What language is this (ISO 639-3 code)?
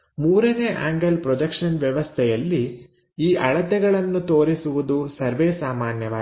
kan